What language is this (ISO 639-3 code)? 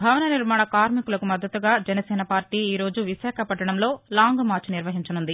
tel